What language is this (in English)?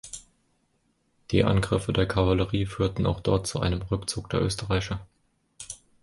German